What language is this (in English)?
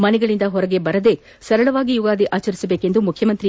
Kannada